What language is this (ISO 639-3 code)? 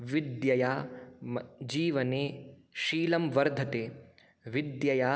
san